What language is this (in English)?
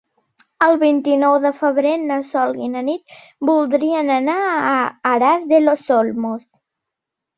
Catalan